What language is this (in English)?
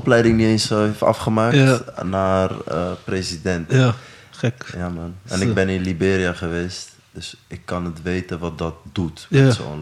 Dutch